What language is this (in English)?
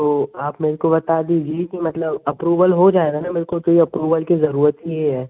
Hindi